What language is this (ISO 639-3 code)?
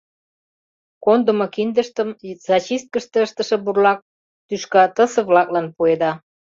chm